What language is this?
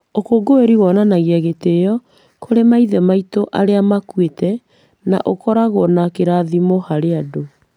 Kikuyu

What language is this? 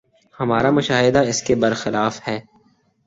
Urdu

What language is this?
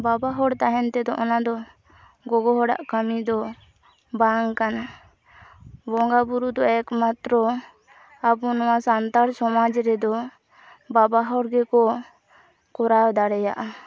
Santali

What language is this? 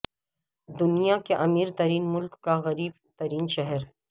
Urdu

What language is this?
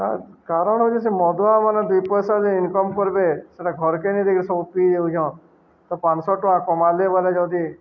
Odia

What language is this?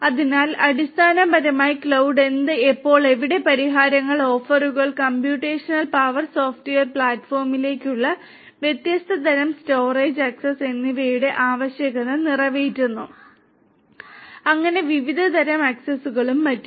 Malayalam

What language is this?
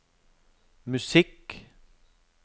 Norwegian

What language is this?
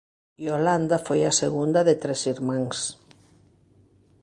Galician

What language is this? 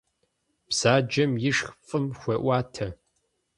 Kabardian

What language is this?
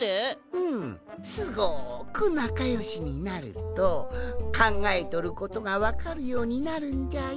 Japanese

